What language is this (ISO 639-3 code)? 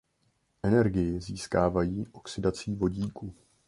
ces